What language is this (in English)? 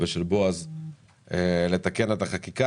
Hebrew